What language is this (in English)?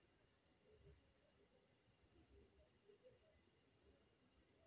Chhattisgarhi